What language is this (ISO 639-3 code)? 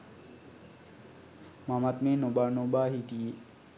sin